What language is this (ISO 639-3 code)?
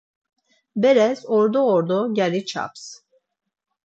lzz